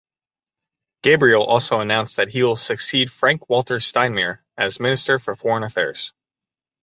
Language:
English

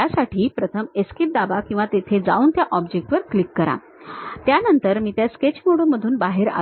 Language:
Marathi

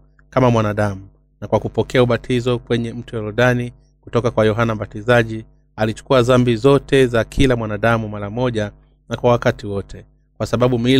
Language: Swahili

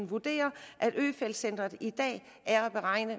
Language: Danish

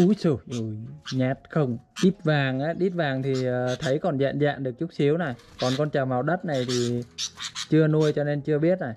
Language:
Vietnamese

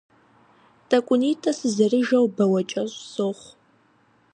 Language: Kabardian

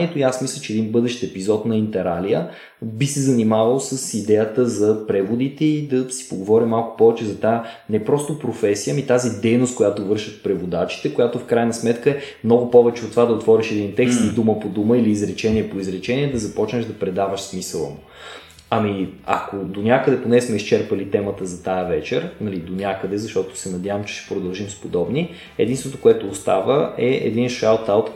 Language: Bulgarian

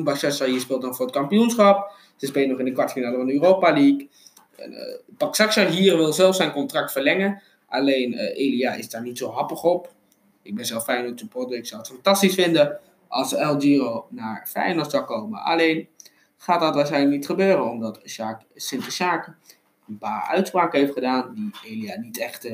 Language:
Dutch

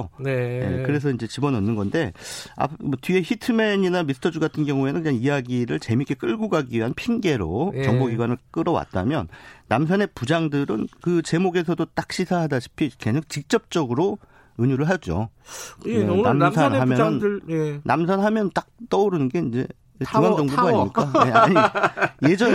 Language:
Korean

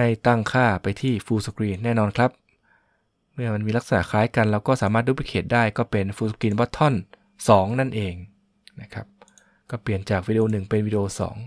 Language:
Thai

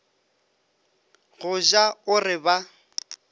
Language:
Northern Sotho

